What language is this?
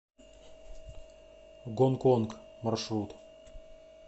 Russian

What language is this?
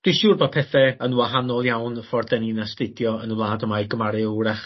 Welsh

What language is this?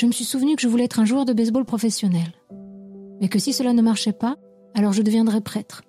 French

